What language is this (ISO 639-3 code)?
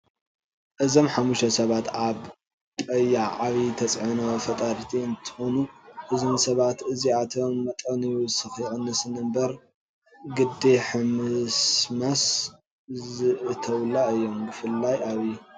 tir